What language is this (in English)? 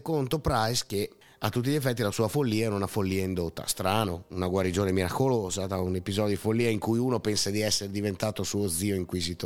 Italian